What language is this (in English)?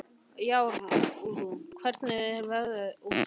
Icelandic